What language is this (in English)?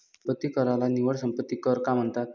Marathi